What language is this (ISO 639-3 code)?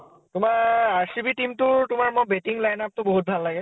asm